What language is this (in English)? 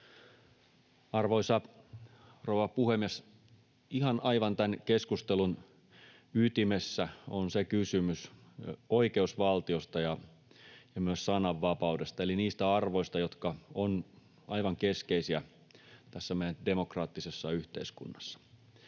Finnish